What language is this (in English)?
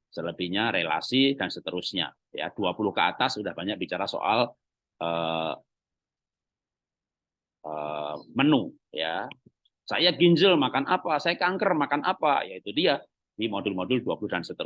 Indonesian